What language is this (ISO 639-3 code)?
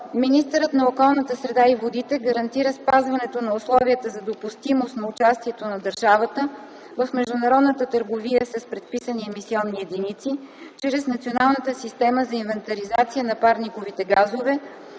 bul